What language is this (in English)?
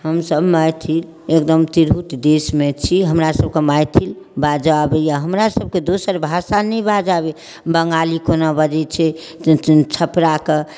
Maithili